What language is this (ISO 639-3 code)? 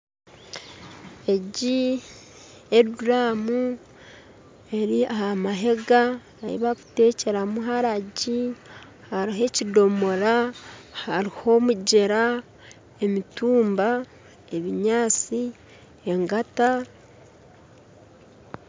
nyn